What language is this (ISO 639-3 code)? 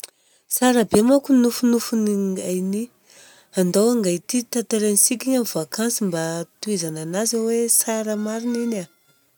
bzc